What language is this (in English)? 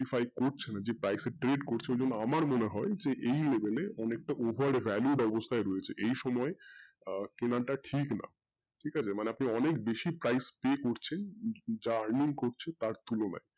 Bangla